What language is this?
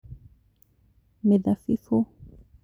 Kikuyu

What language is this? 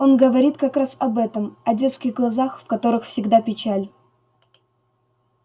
Russian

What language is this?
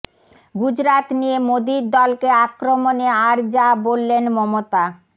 Bangla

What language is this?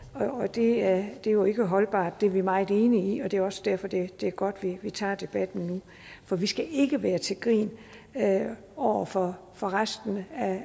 Danish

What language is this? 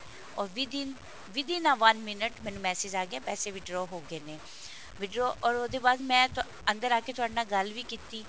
Punjabi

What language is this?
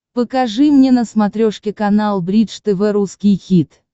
Russian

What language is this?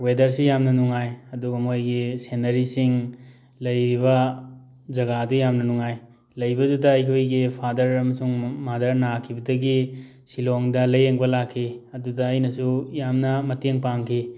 Manipuri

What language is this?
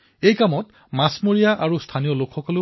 Assamese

